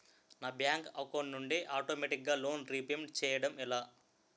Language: Telugu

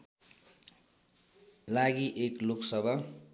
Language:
Nepali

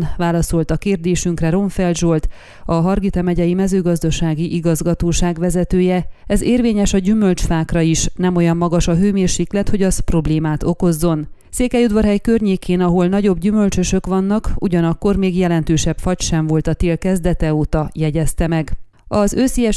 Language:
Hungarian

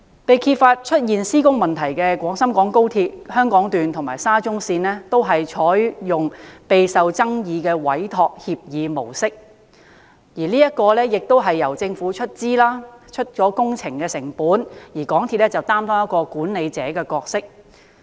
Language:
Cantonese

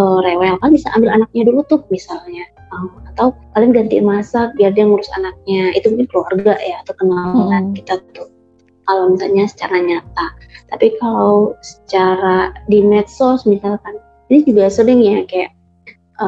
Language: Indonesian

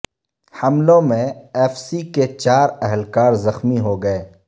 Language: Urdu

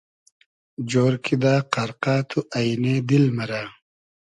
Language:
Hazaragi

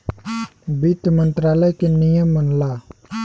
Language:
Bhojpuri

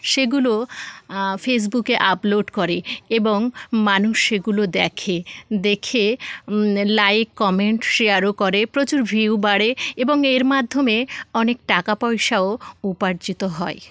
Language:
Bangla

